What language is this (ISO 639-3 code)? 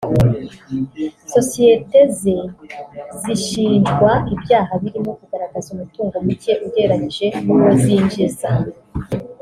kin